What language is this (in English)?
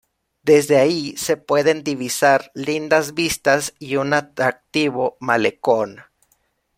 Spanish